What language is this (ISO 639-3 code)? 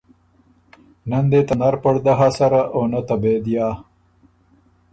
oru